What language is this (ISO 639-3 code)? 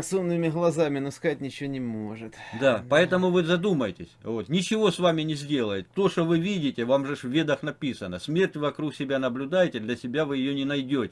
rus